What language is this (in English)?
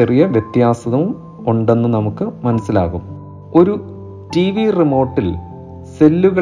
Malayalam